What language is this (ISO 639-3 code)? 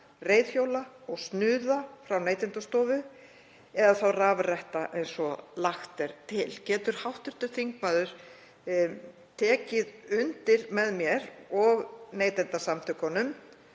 isl